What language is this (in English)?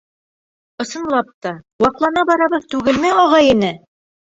Bashkir